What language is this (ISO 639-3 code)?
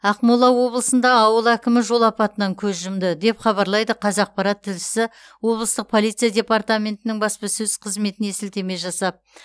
kaz